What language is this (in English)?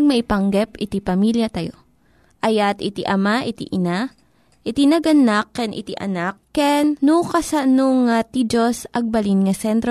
Filipino